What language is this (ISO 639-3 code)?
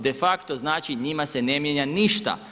hrv